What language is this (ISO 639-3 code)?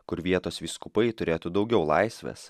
lit